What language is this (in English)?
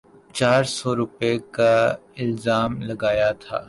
Urdu